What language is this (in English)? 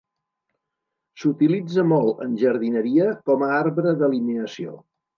Catalan